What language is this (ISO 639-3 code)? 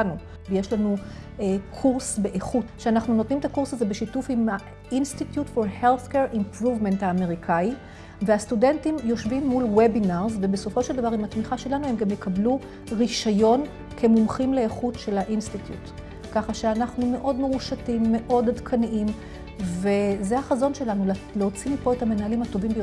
heb